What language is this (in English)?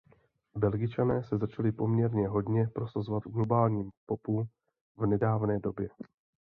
Czech